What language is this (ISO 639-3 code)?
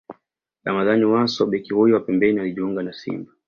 swa